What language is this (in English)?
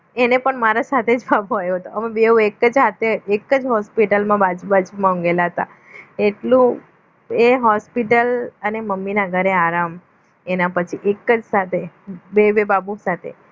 Gujarati